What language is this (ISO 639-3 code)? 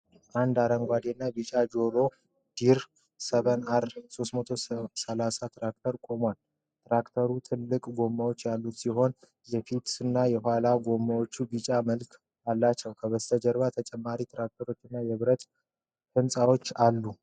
amh